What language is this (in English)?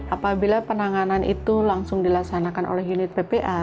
Indonesian